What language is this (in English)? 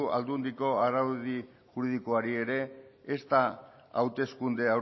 Basque